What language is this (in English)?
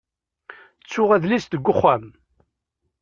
Kabyle